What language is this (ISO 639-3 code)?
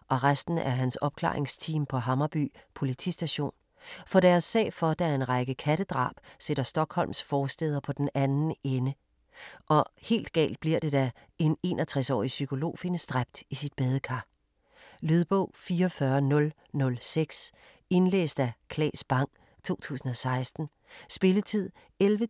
dan